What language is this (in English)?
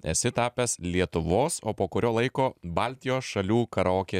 Lithuanian